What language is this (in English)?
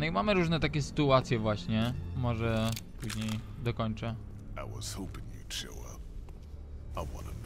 Polish